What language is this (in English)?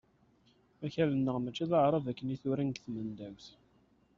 Kabyle